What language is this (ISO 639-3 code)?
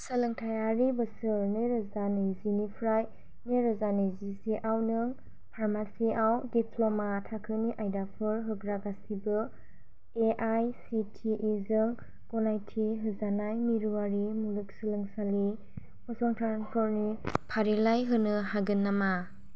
brx